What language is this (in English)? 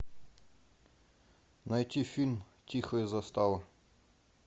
Russian